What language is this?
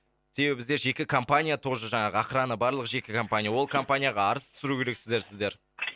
Kazakh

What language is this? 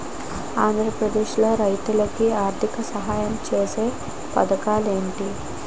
Telugu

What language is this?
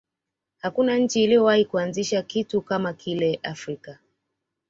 Swahili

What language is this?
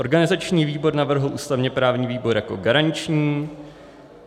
Czech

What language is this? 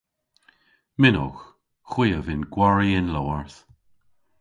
Cornish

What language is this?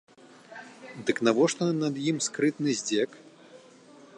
Belarusian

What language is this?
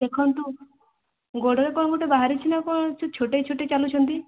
Odia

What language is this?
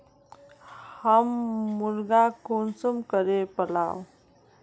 Magahi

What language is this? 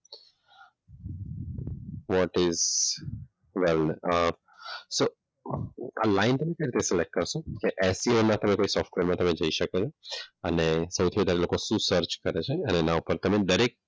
Gujarati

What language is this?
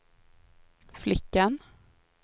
Swedish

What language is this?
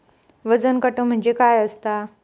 Marathi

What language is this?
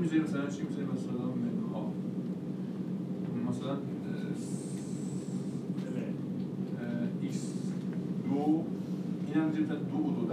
Persian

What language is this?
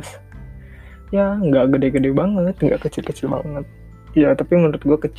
Indonesian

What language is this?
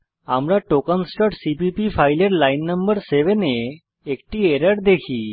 Bangla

